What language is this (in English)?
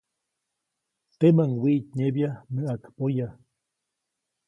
Copainalá Zoque